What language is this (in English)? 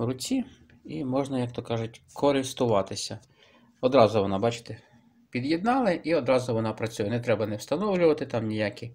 Ukrainian